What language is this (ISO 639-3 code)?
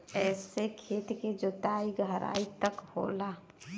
bho